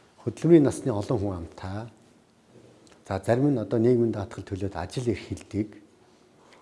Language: Korean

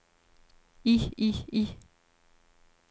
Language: Danish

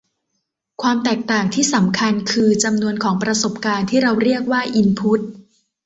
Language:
Thai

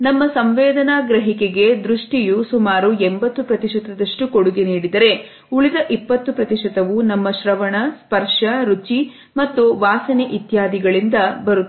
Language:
Kannada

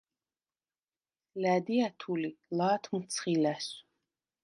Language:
Svan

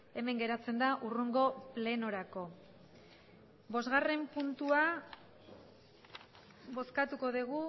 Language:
Basque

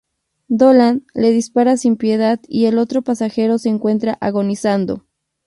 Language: Spanish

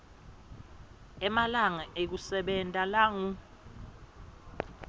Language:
Swati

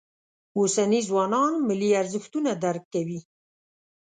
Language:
Pashto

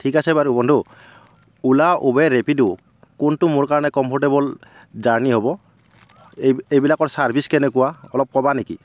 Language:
Assamese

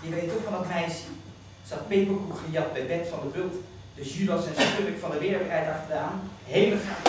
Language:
Dutch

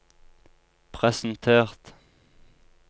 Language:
Norwegian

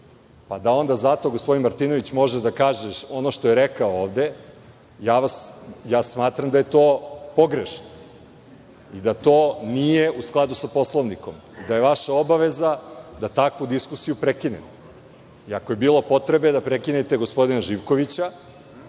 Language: Serbian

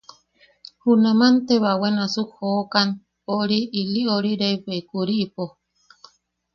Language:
Yaqui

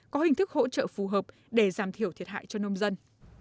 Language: Vietnamese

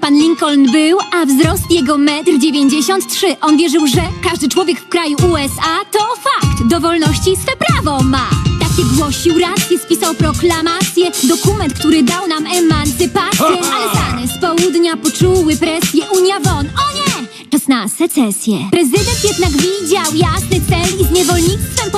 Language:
Polish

